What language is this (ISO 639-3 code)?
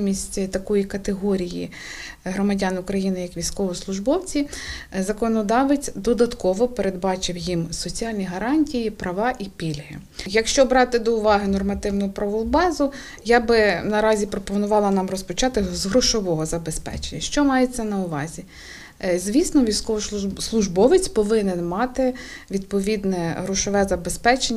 ukr